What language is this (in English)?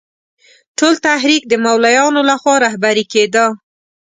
Pashto